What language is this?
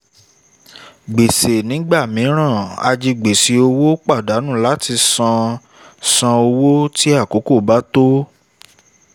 Yoruba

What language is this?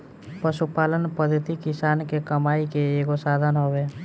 Bhojpuri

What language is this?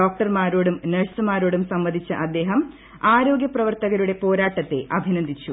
Malayalam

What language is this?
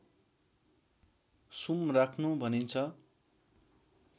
Nepali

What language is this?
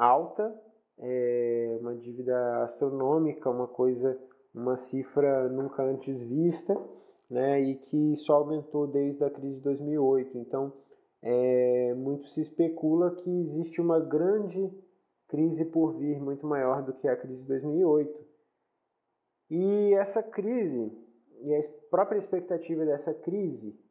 Portuguese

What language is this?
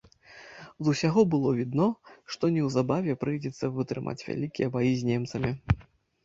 Belarusian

